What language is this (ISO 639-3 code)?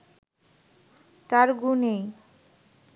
ben